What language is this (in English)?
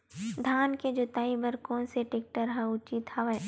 Chhattisgarhi